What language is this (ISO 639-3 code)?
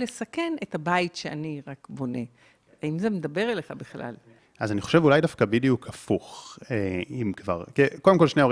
heb